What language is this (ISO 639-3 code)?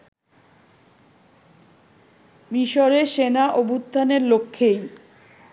ben